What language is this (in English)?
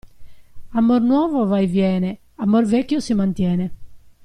Italian